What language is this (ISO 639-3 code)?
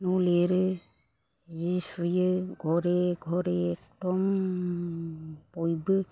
brx